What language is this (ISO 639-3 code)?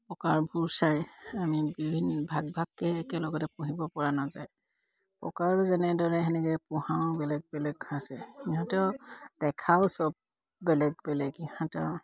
asm